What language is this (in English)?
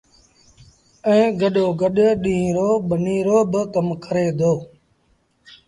Sindhi Bhil